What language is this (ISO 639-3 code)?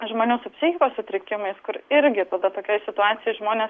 lit